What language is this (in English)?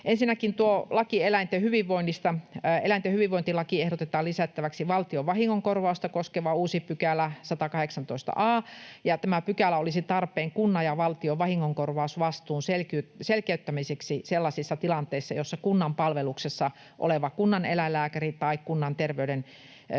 Finnish